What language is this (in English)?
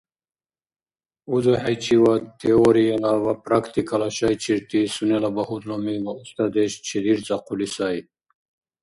Dargwa